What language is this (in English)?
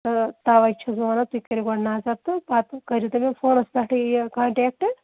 Kashmiri